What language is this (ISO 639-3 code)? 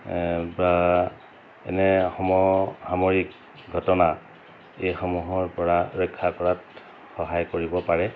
asm